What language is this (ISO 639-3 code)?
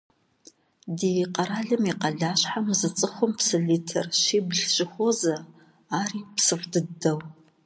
kbd